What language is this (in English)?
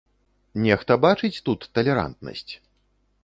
Belarusian